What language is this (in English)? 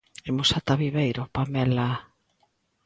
Galician